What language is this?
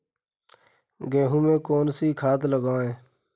Hindi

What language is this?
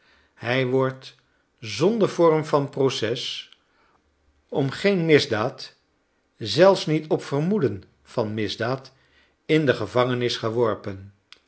Dutch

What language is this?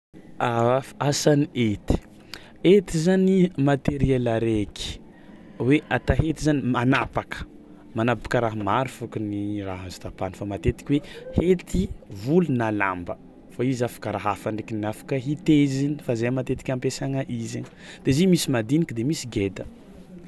Tsimihety Malagasy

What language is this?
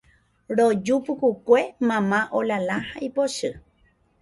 Guarani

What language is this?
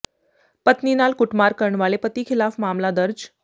Punjabi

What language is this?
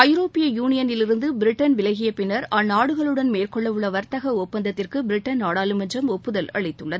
Tamil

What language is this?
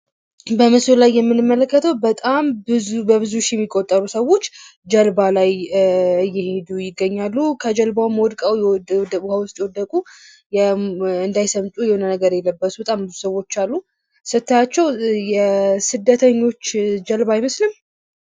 Amharic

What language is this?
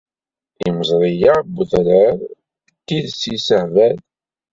Kabyle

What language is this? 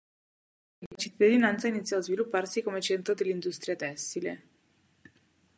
Italian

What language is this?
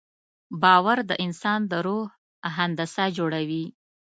Pashto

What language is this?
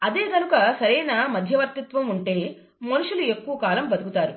Telugu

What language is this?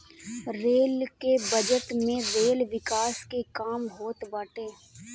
Bhojpuri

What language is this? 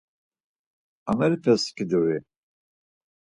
Laz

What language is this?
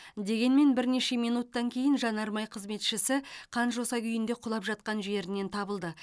Kazakh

